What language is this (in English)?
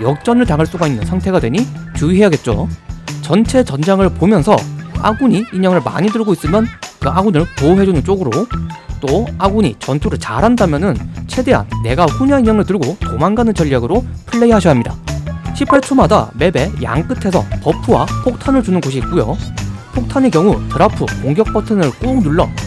Korean